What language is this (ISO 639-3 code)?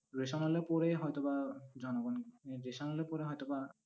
ben